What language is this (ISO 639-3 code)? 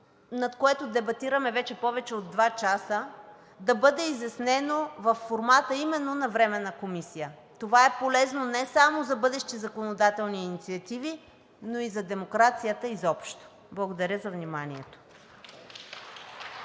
bul